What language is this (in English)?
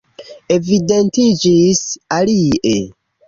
Esperanto